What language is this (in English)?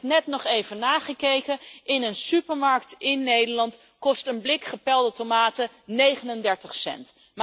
Dutch